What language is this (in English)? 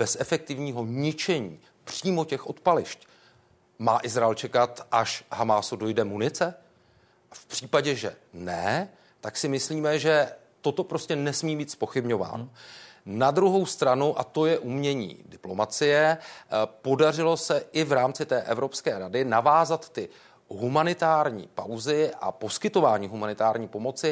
Czech